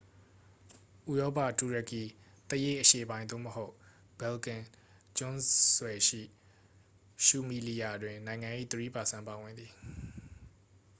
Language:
Burmese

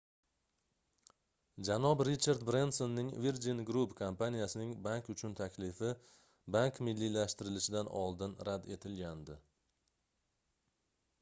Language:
Uzbek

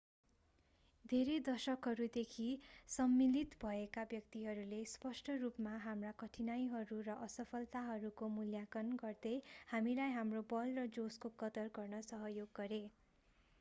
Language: Nepali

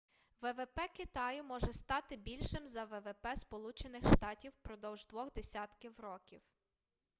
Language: Ukrainian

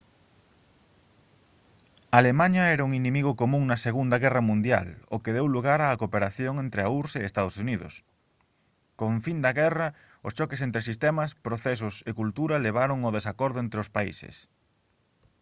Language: Galician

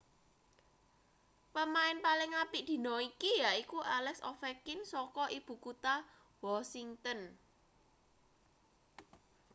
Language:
Javanese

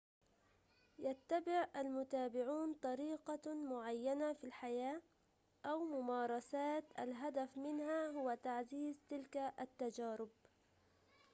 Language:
Arabic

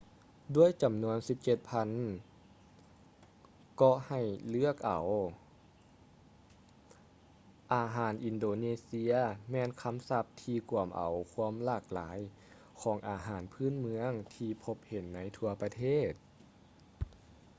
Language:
Lao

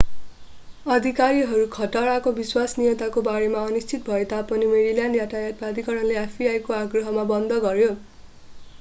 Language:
Nepali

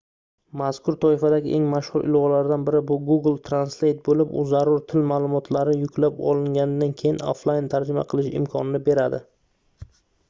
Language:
Uzbek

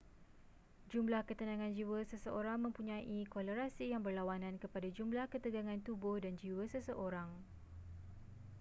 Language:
Malay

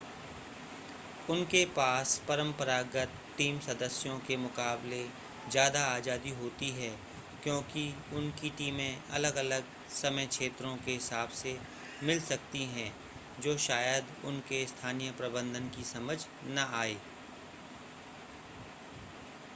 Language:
Hindi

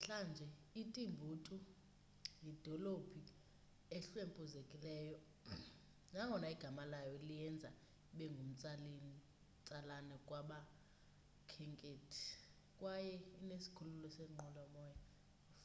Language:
Xhosa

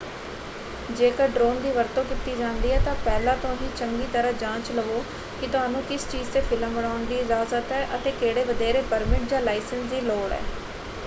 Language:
Punjabi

